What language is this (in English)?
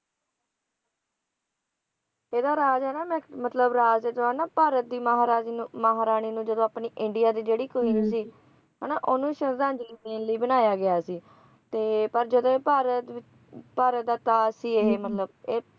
Punjabi